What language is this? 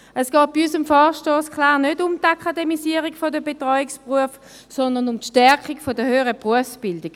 Swiss German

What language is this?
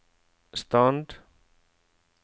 Norwegian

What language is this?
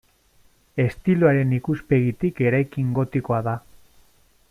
Basque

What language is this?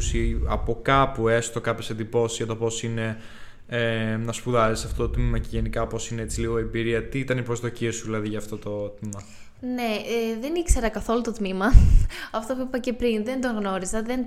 Greek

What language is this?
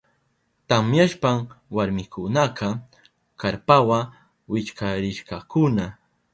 Southern Pastaza Quechua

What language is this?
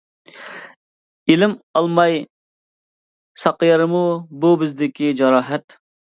Uyghur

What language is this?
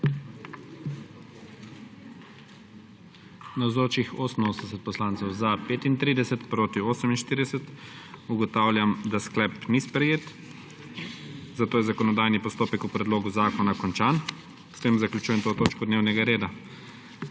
Slovenian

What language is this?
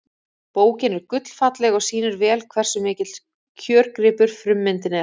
Icelandic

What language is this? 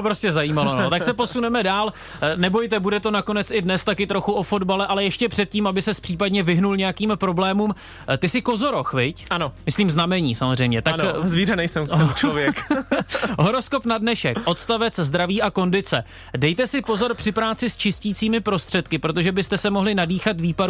Czech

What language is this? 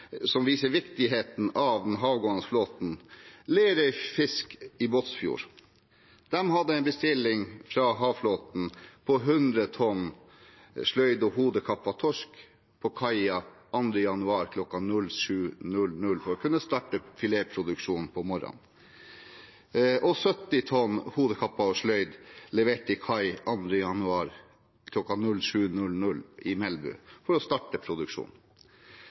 Norwegian Bokmål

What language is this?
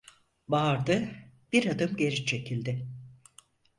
Turkish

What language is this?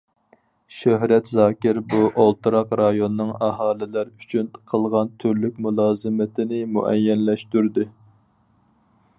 Uyghur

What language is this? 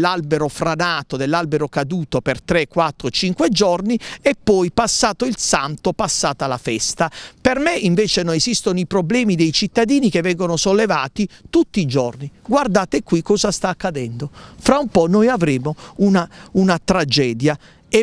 Italian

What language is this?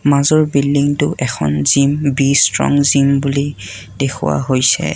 Assamese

